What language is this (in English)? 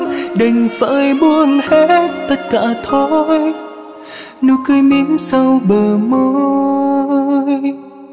Vietnamese